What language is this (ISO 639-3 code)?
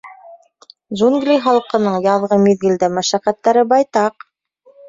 bak